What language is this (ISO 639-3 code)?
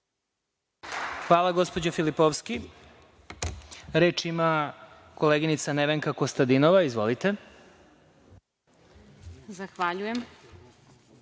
srp